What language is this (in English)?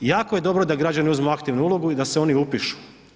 Croatian